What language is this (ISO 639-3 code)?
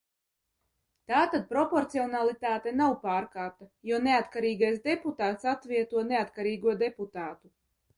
lav